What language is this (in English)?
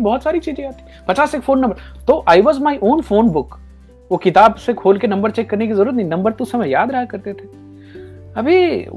Hindi